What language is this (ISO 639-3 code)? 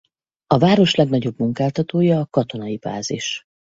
hun